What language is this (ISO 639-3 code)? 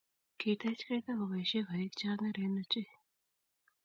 kln